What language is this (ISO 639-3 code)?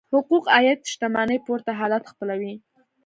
pus